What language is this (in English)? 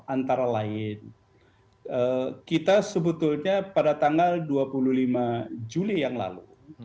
Indonesian